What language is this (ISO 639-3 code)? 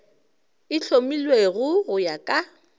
nso